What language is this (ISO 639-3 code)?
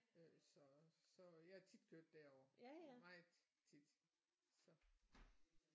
dan